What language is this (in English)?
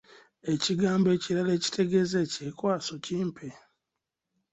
Ganda